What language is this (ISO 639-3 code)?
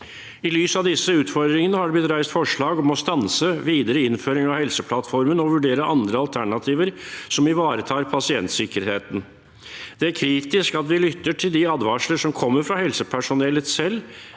nor